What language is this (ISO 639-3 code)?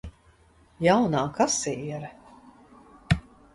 lav